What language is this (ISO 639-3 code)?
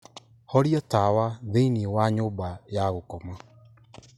kik